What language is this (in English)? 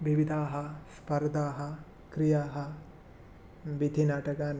Sanskrit